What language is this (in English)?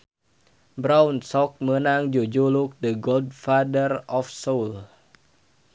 Sundanese